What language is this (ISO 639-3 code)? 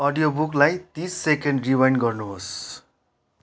nep